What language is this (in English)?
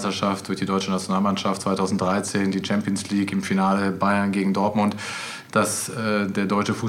German